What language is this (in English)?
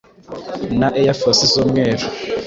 Kinyarwanda